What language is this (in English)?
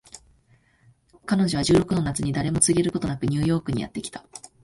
Japanese